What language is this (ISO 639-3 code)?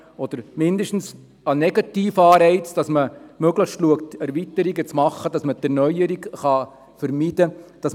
gsw